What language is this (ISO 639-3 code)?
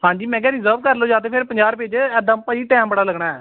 pan